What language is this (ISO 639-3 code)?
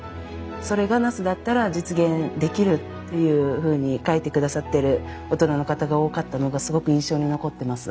jpn